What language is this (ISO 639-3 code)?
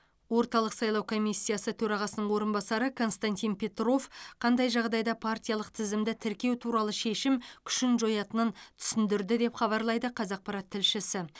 kaz